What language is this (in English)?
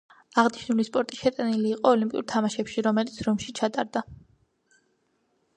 Georgian